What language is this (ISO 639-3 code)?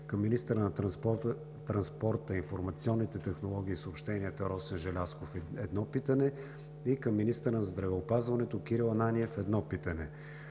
bul